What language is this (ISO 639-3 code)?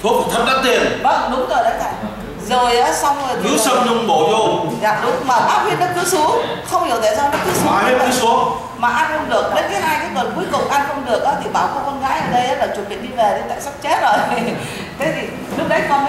vie